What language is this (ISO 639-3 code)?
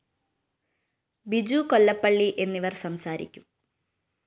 mal